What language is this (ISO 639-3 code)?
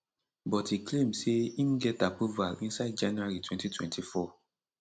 pcm